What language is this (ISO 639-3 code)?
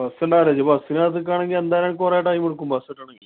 mal